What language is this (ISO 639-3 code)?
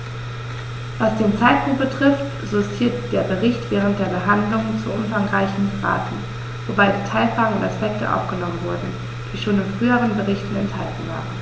deu